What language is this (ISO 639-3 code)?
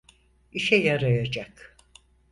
tur